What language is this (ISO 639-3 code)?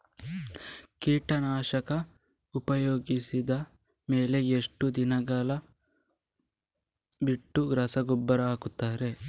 kan